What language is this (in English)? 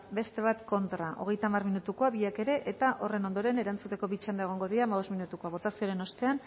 Basque